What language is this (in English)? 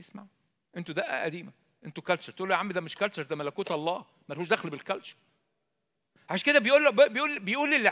Arabic